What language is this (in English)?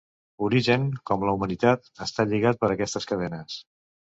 Catalan